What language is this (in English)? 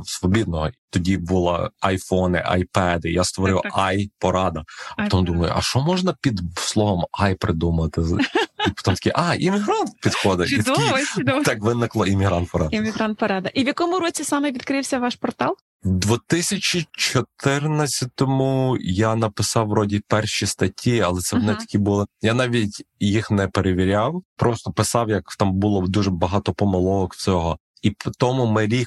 Ukrainian